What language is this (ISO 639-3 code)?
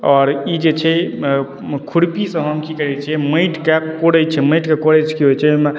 mai